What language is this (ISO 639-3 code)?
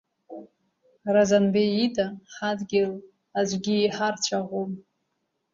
abk